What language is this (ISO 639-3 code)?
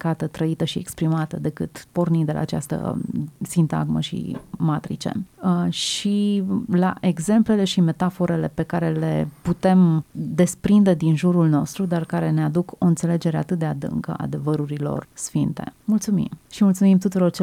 ron